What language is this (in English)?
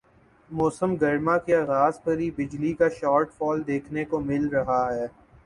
Urdu